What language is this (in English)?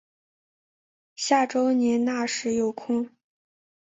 Chinese